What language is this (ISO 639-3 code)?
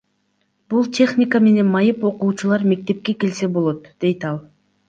kir